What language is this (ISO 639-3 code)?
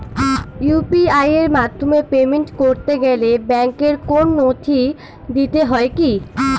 ben